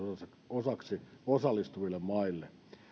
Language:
Finnish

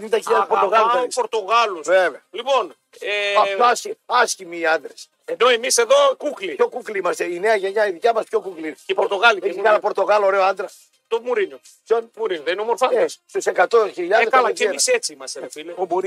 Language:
Greek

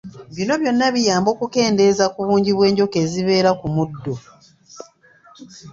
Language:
Ganda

